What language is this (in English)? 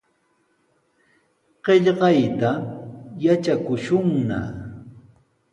Sihuas Ancash Quechua